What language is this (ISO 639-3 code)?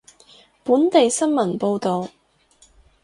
yue